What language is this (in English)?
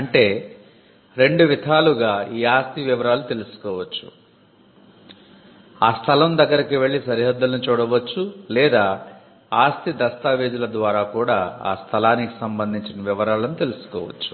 Telugu